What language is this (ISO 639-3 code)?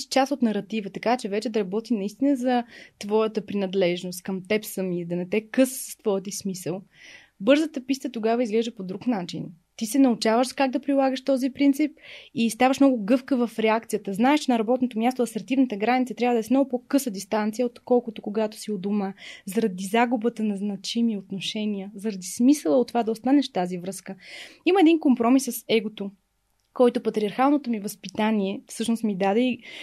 bul